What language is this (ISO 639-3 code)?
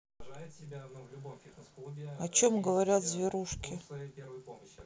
rus